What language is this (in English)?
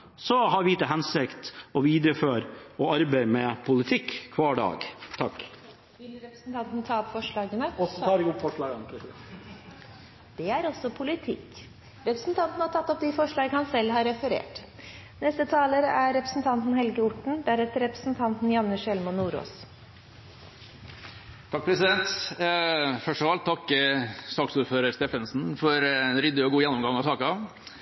Norwegian